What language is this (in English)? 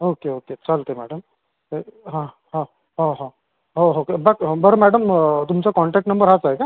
Marathi